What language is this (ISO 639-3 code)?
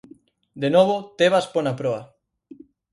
glg